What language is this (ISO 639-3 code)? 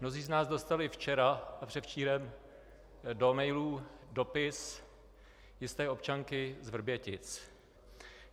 ces